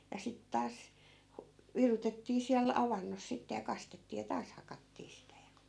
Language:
Finnish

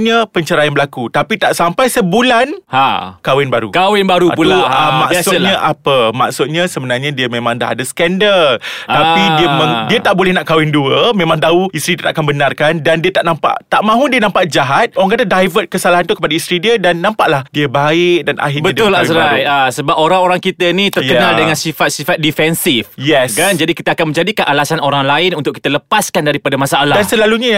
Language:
Malay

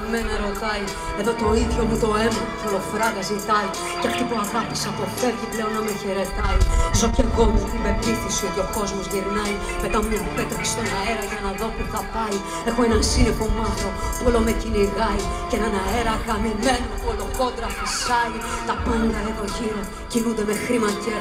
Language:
Greek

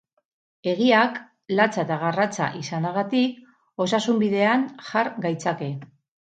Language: Basque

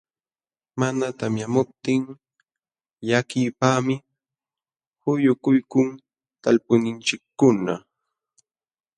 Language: Jauja Wanca Quechua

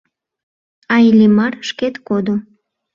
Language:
Mari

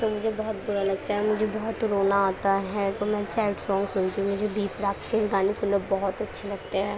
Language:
Urdu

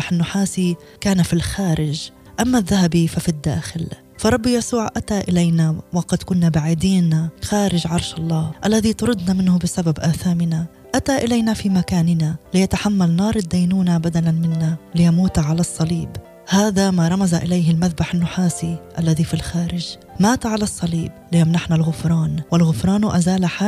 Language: Arabic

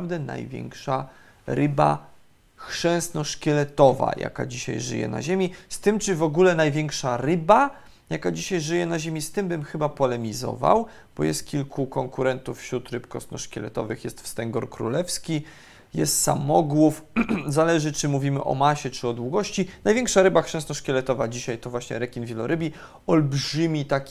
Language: Polish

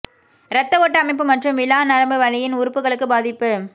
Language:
Tamil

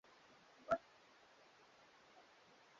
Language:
Swahili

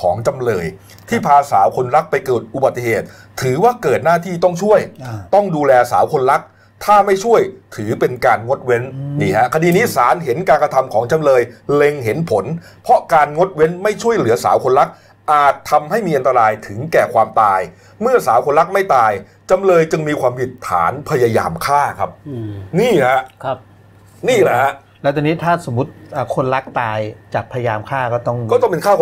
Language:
Thai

